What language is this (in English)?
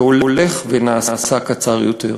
Hebrew